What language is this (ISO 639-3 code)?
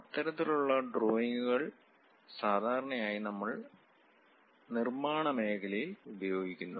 mal